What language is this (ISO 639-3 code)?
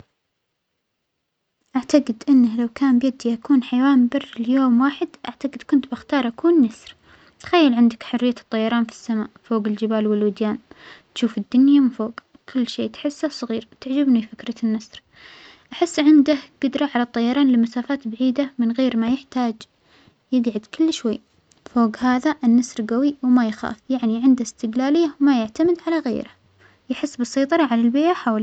acx